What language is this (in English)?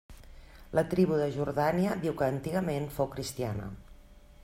Catalan